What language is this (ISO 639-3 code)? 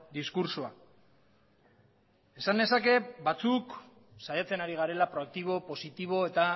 eus